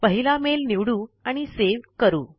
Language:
Marathi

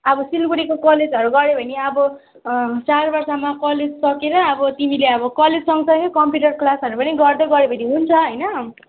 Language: Nepali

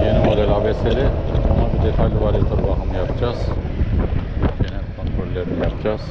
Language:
Turkish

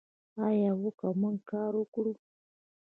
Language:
Pashto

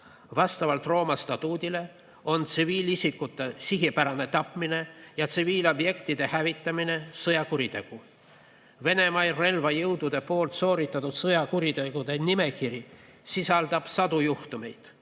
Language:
Estonian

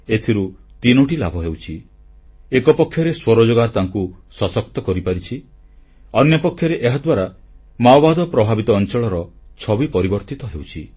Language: Odia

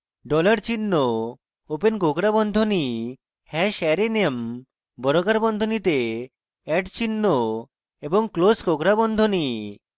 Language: Bangla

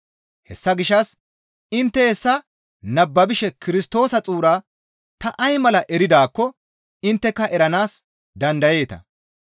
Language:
Gamo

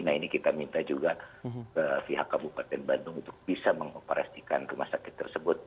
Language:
Indonesian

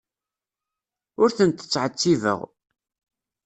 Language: Kabyle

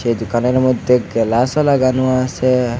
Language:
Bangla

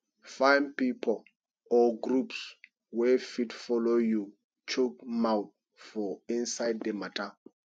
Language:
Nigerian Pidgin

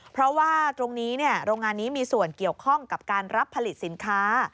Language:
Thai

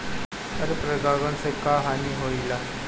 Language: Bhojpuri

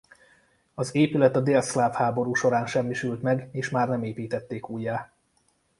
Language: Hungarian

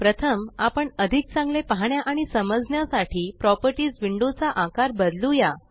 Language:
Marathi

